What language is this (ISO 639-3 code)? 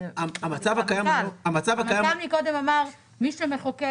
heb